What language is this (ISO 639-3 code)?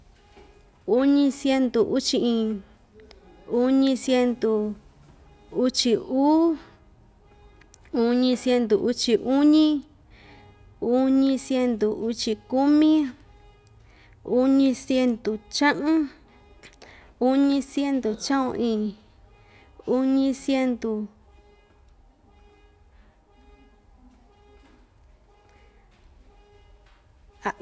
vmj